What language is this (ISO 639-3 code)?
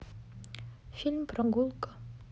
rus